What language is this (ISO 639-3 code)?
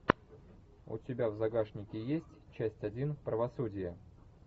rus